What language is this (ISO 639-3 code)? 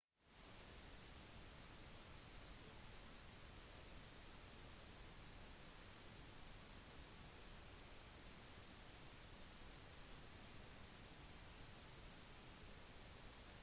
nob